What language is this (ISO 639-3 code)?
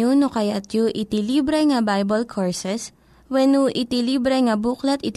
fil